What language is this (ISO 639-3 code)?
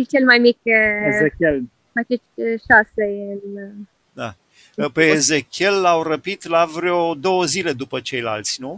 ron